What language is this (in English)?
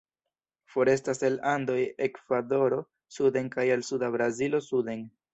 Esperanto